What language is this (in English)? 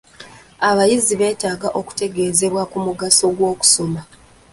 Ganda